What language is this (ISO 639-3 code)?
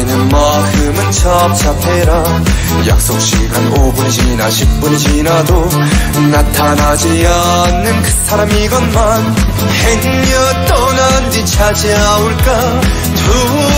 kor